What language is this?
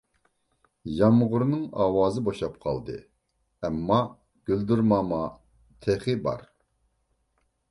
Uyghur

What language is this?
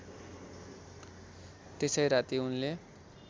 Nepali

